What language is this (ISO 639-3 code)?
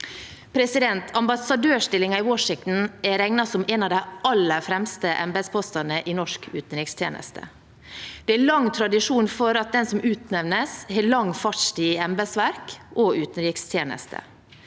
nor